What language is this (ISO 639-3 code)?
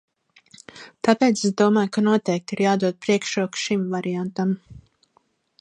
lav